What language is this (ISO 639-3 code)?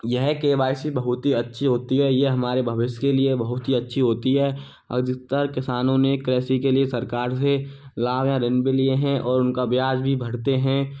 hin